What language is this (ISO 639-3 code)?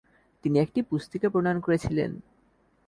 ben